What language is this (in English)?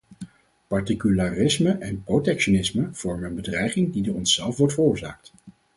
Dutch